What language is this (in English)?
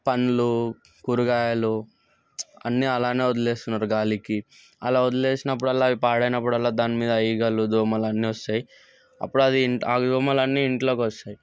Telugu